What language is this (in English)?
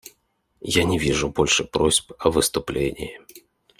Russian